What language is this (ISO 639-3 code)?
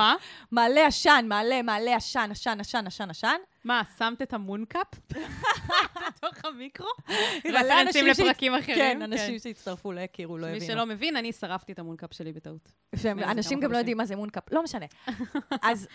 heb